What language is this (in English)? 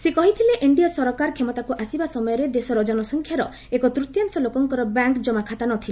Odia